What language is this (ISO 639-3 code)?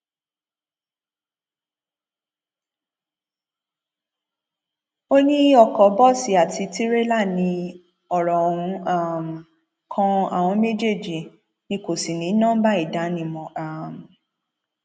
yor